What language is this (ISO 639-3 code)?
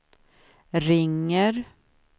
swe